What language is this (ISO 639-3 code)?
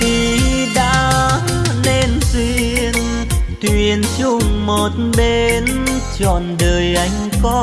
vie